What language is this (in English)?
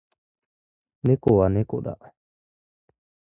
Japanese